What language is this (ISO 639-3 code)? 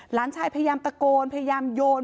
tha